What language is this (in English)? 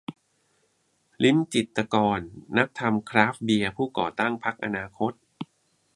Thai